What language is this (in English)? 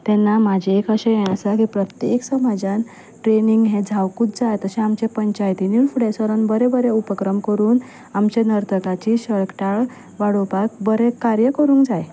Konkani